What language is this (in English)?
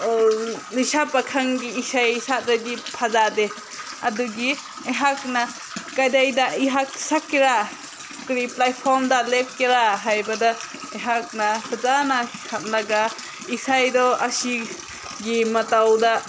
Manipuri